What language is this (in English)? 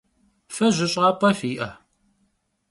Kabardian